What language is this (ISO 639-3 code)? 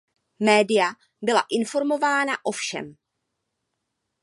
ces